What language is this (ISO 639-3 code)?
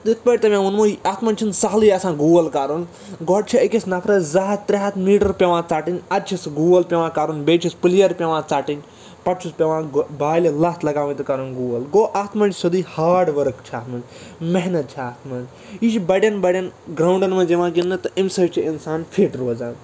kas